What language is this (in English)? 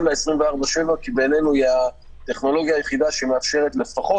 Hebrew